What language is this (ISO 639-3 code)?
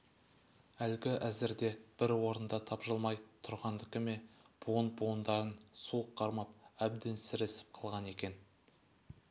kaz